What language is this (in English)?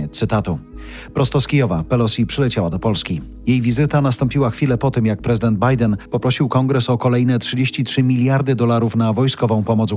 Polish